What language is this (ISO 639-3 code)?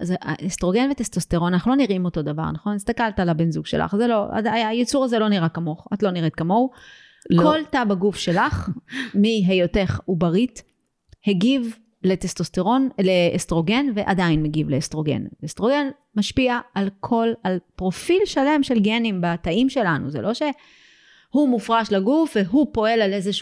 heb